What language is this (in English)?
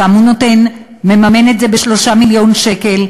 Hebrew